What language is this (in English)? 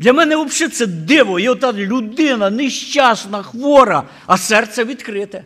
Ukrainian